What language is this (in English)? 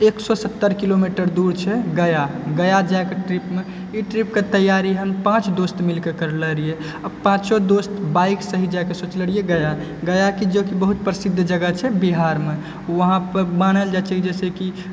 Maithili